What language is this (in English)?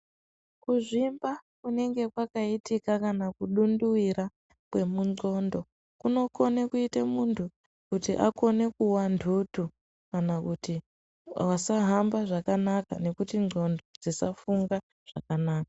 Ndau